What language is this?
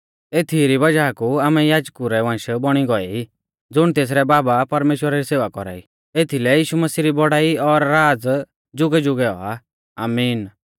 Mahasu Pahari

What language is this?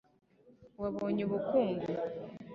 Kinyarwanda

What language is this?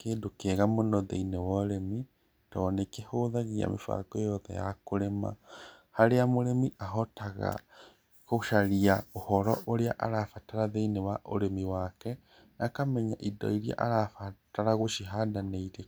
Kikuyu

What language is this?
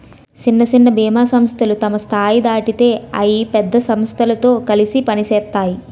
Telugu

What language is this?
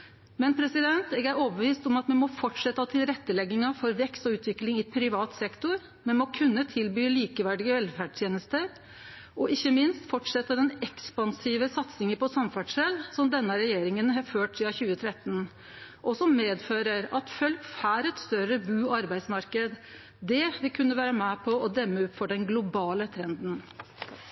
Norwegian Nynorsk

